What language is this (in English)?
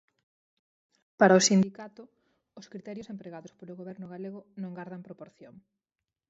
Galician